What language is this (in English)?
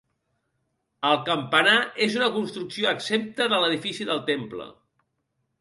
Catalan